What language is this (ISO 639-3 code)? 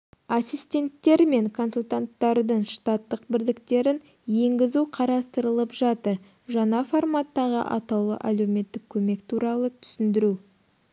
kaz